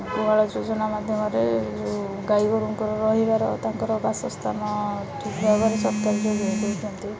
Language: Odia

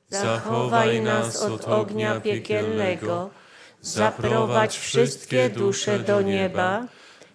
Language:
Polish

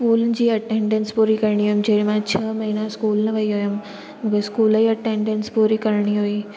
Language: Sindhi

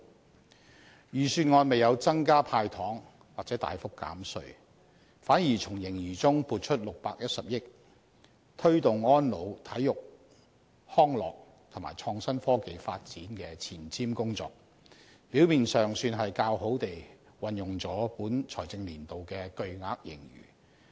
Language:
Cantonese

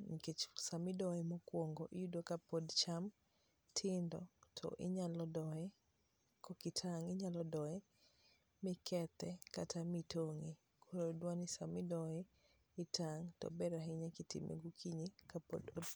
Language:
Luo (Kenya and Tanzania)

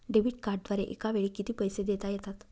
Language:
Marathi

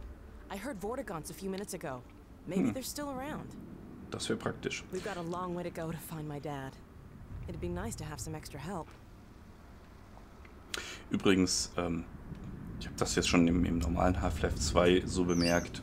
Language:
German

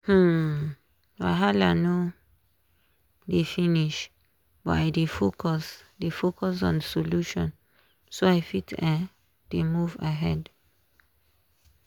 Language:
Nigerian Pidgin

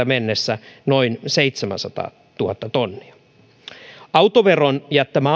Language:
Finnish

